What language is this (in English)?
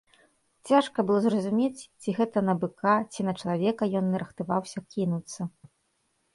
Belarusian